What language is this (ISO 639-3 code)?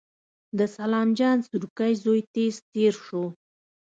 pus